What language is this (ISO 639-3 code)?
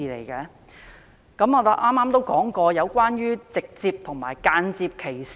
yue